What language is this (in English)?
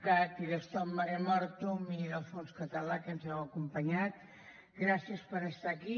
Catalan